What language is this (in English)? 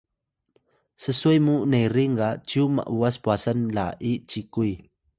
Atayal